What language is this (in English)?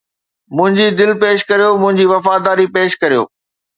Sindhi